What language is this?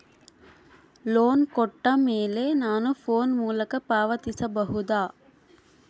Kannada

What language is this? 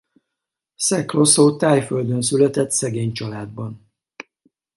Hungarian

